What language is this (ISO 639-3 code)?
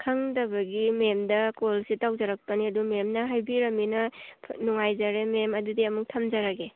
mni